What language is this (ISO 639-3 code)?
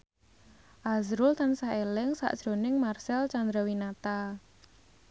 jav